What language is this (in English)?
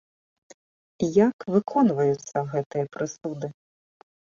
Belarusian